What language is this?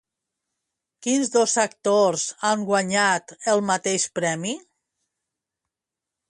Catalan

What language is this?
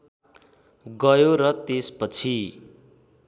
Nepali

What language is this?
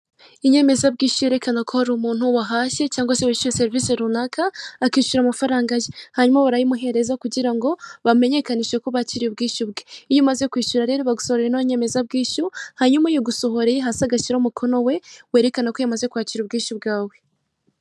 Kinyarwanda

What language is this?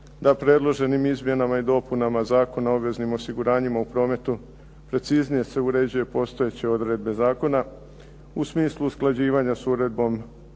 Croatian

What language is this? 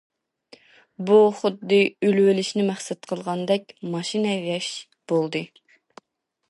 Uyghur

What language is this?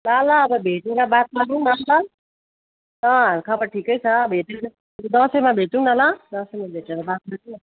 Nepali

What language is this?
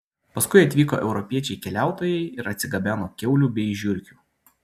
Lithuanian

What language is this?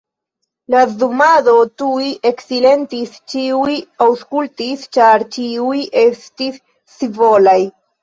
Esperanto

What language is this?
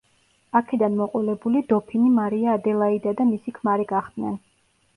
Georgian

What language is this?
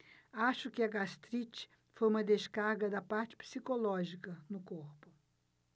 Portuguese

